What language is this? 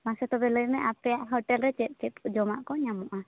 Santali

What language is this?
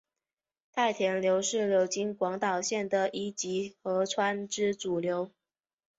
Chinese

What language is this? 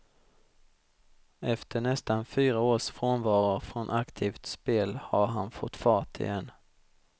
Swedish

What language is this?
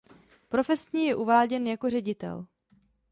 Czech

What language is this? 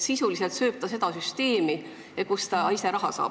Estonian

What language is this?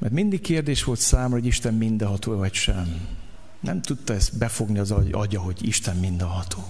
Hungarian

